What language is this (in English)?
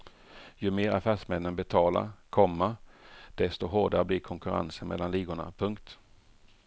Swedish